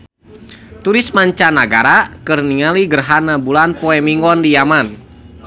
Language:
Sundanese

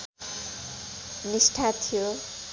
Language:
Nepali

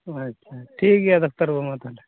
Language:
Santali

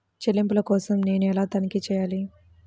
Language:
Telugu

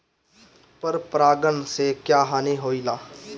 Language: Bhojpuri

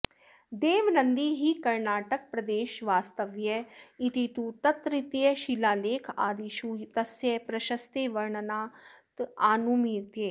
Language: Sanskrit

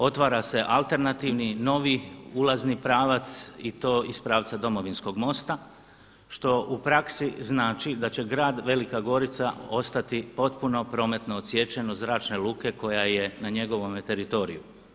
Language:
Croatian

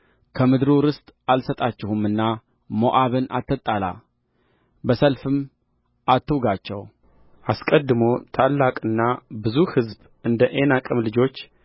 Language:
Amharic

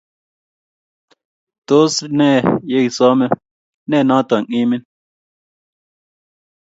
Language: Kalenjin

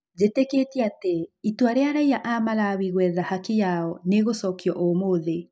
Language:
Kikuyu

